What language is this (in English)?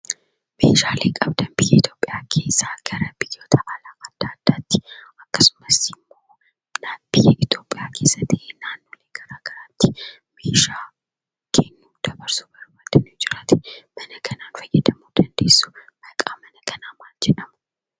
Oromo